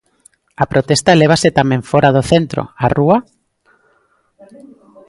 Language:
Galician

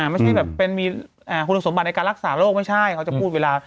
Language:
Thai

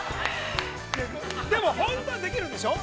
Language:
Japanese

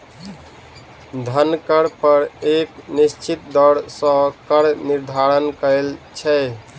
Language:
Maithili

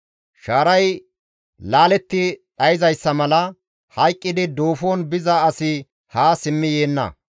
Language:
Gamo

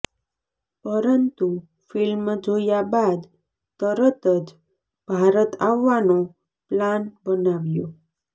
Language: Gujarati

